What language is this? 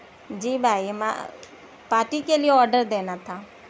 Urdu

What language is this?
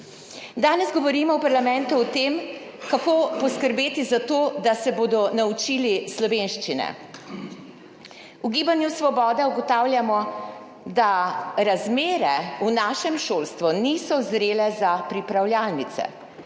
Slovenian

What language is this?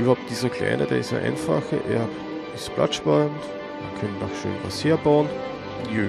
German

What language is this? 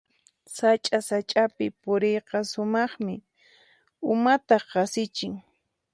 Puno Quechua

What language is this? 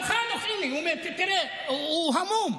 Hebrew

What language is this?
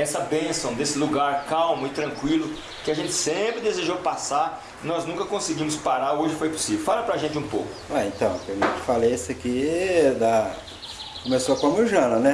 Portuguese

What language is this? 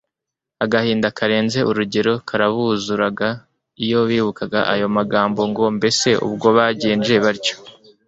Kinyarwanda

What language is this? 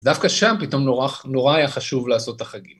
Hebrew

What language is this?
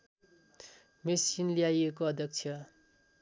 Nepali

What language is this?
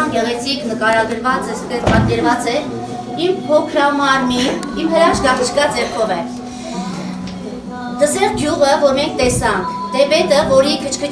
Romanian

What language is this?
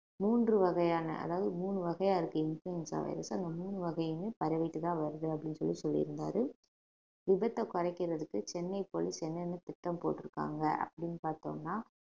Tamil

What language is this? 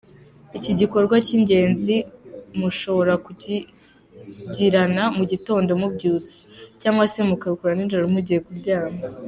Kinyarwanda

